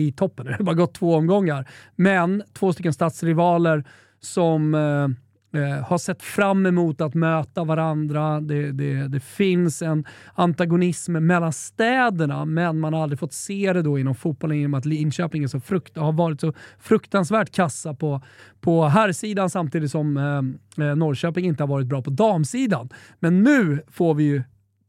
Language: Swedish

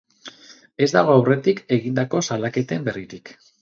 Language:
Basque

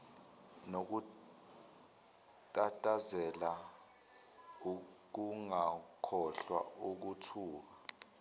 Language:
Zulu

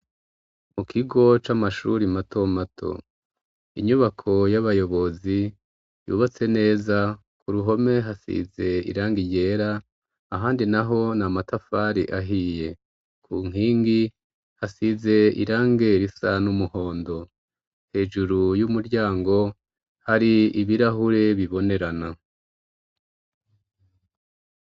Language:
Rundi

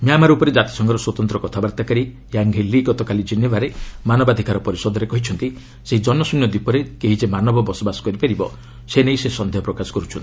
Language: Odia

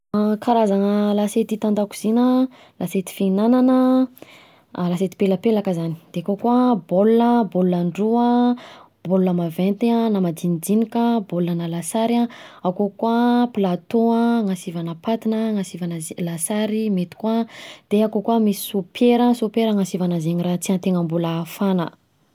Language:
Southern Betsimisaraka Malagasy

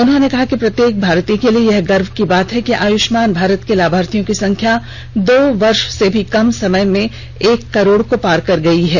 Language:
Hindi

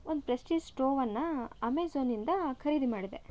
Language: Kannada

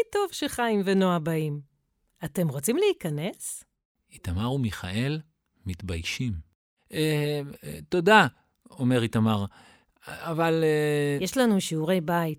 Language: Hebrew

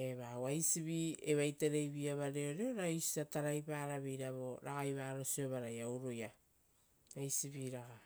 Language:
Rotokas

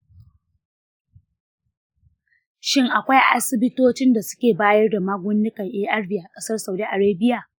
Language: Hausa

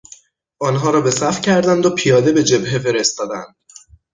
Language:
Persian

